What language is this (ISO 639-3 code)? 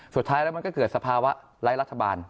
tha